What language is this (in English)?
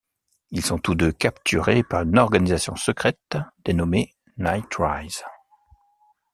French